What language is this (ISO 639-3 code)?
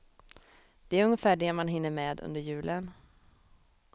swe